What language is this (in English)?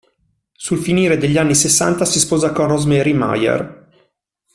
Italian